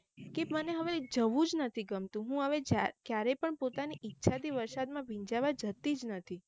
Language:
Gujarati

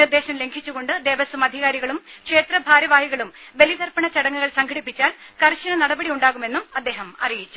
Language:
Malayalam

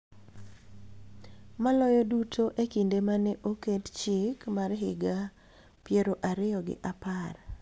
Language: Luo (Kenya and Tanzania)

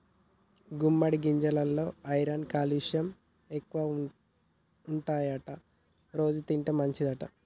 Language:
Telugu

